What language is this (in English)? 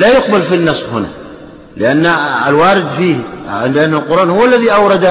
Arabic